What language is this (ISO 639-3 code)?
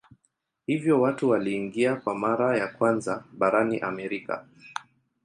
swa